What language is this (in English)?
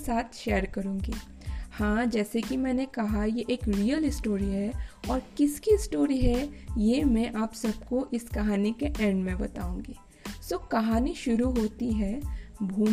Hindi